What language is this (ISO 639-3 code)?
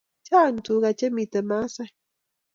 kln